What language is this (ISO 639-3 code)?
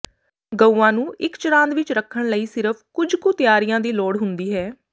pan